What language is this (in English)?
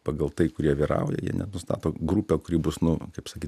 Lithuanian